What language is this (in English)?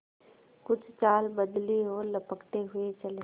Hindi